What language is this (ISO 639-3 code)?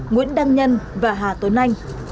vie